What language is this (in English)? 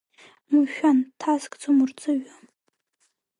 Abkhazian